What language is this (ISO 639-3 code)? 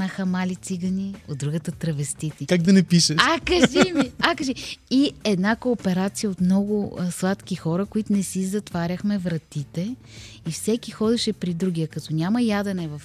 bul